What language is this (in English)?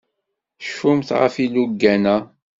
Kabyle